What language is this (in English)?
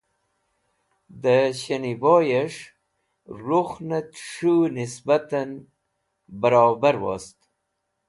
Wakhi